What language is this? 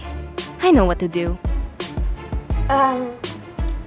Indonesian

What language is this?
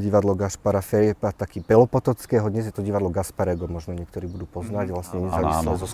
Slovak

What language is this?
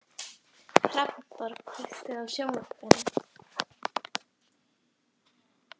Icelandic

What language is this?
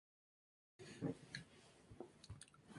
Spanish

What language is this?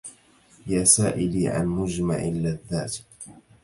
Arabic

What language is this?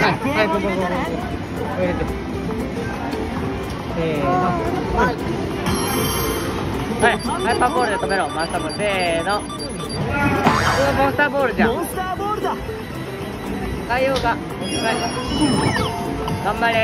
Japanese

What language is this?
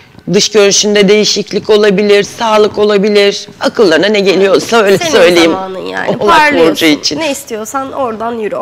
Turkish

